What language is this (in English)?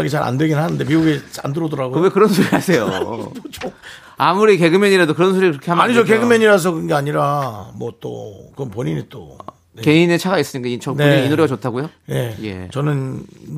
Korean